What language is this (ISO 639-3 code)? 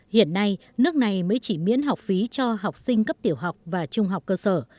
vie